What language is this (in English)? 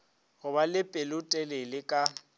Northern Sotho